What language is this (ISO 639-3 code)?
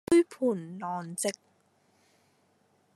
yue